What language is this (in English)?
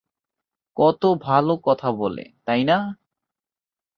Bangla